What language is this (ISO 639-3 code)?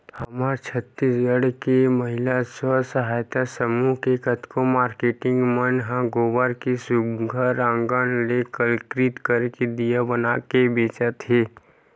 hne